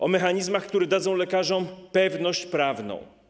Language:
Polish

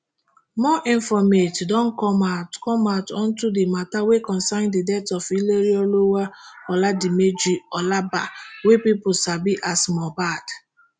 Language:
Nigerian Pidgin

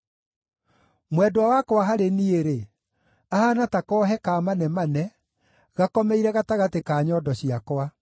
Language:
Kikuyu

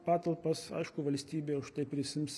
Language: Lithuanian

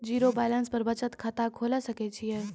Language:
Maithili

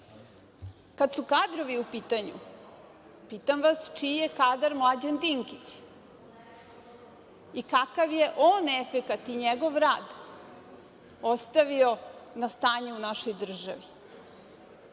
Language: Serbian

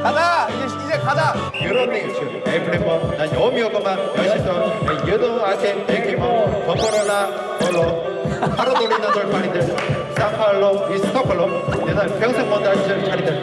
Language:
Korean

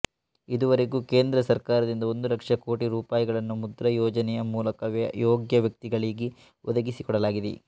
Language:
Kannada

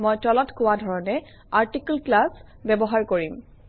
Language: Assamese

